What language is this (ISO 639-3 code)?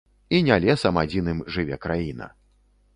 bel